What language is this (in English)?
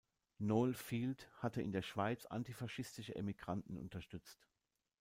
German